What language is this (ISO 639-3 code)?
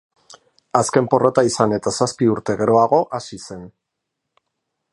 eus